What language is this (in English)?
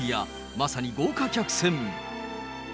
Japanese